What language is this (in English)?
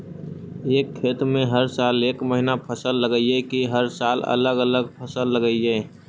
Magahi